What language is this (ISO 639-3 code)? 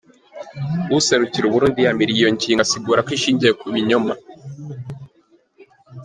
kin